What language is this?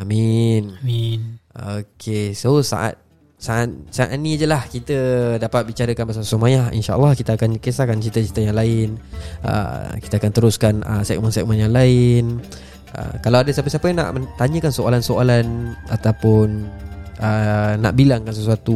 Malay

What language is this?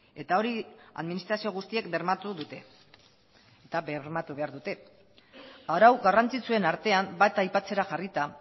Basque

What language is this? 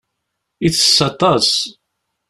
Kabyle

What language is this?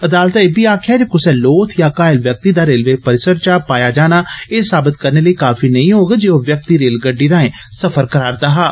Dogri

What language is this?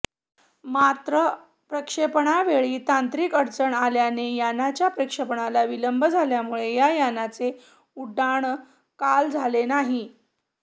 Marathi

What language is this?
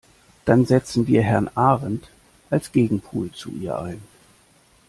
German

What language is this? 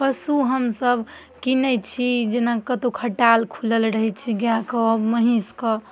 Maithili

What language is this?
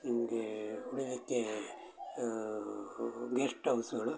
Kannada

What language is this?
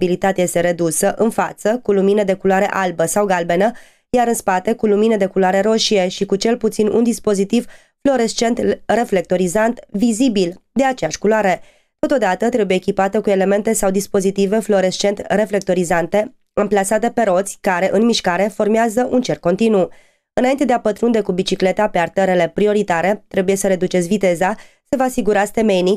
Romanian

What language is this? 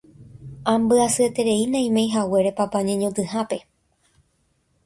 Guarani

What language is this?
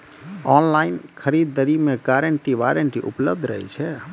Maithili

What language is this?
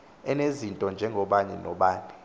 Xhosa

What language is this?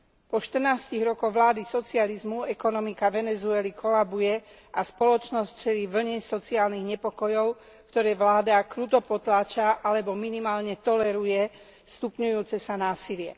Slovak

